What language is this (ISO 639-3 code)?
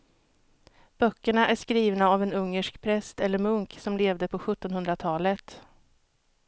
swe